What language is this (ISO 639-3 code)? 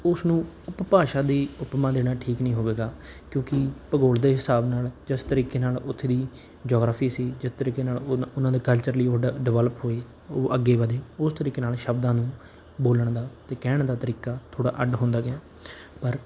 pan